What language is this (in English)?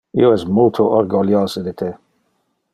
Interlingua